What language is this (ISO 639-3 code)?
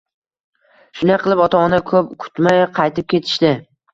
uzb